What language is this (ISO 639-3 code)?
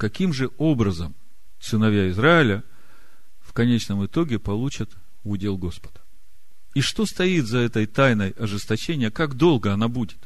rus